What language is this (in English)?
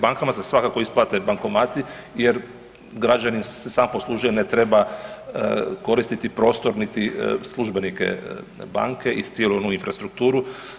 Croatian